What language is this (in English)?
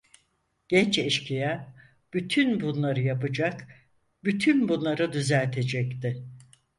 Turkish